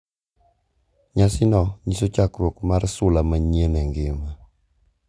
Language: Luo (Kenya and Tanzania)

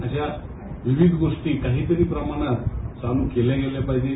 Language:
Marathi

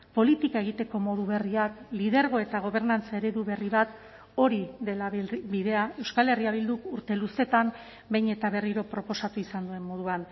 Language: Basque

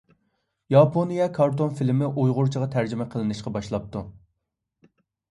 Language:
Uyghur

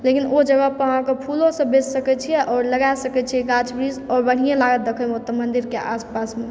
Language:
Maithili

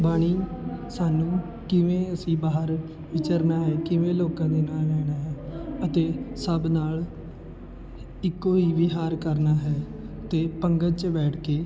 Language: Punjabi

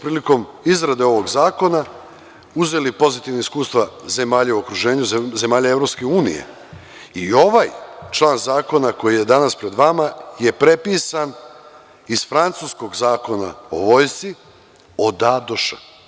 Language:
Serbian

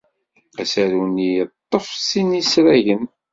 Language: Kabyle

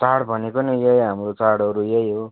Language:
Nepali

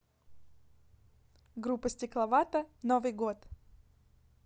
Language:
Russian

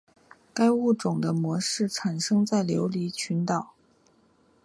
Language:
Chinese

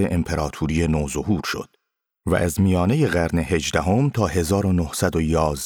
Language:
Persian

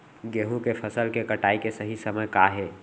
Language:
Chhattisgarhi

